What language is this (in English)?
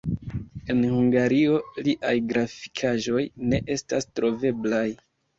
Esperanto